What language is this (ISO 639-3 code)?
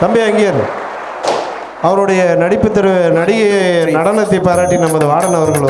ind